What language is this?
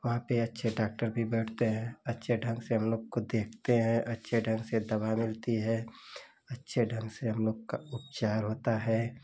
Hindi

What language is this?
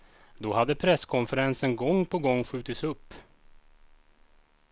Swedish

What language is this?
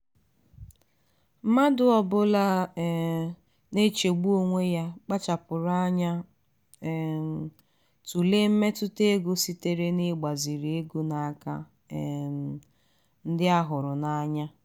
Igbo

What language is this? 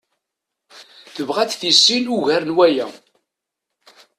Kabyle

